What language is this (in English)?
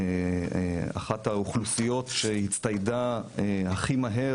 Hebrew